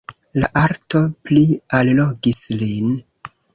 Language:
Esperanto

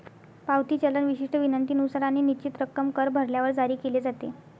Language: Marathi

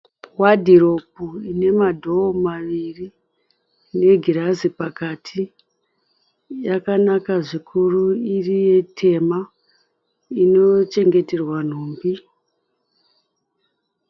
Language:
Shona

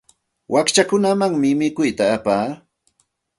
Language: Santa Ana de Tusi Pasco Quechua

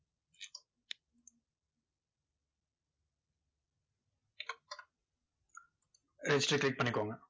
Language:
Tamil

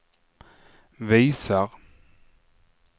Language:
Swedish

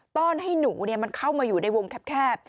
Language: Thai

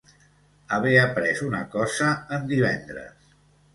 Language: Catalan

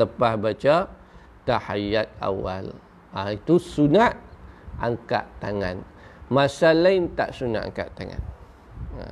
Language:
Malay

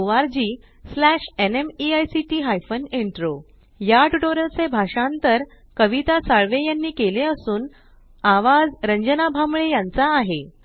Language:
Marathi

